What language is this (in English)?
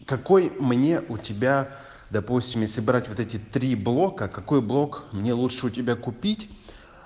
Russian